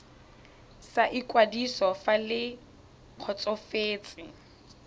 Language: Tswana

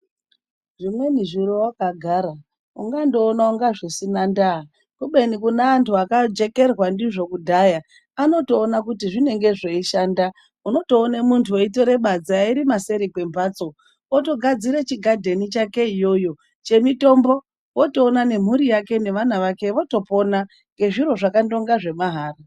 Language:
Ndau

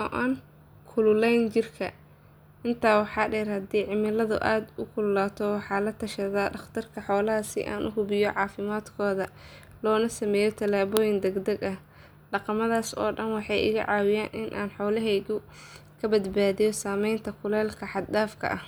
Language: Somali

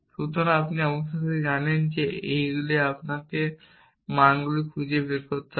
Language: Bangla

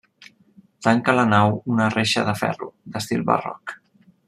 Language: Catalan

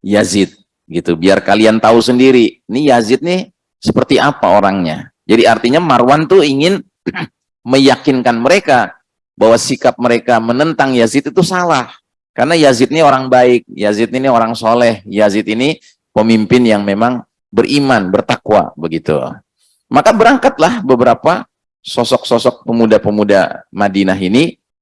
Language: Indonesian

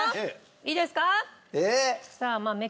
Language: Japanese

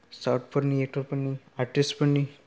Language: Bodo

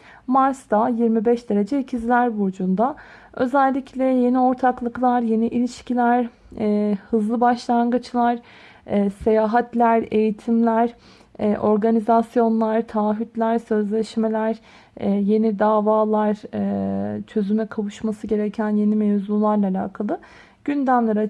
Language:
Turkish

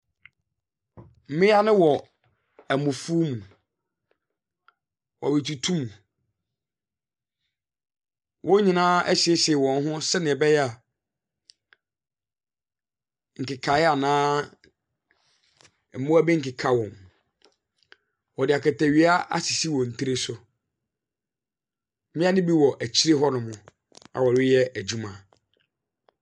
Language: Akan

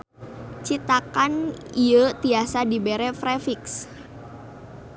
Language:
Sundanese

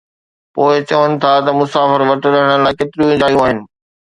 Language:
Sindhi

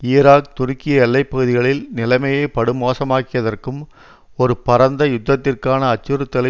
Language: Tamil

